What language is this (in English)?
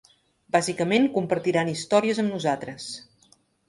Catalan